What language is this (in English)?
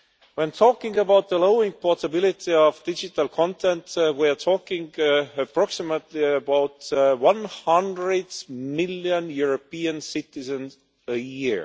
English